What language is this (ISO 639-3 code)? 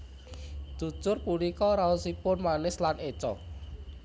jav